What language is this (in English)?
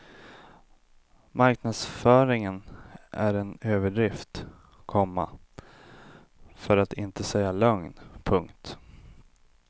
Swedish